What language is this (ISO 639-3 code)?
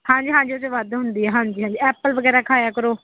pan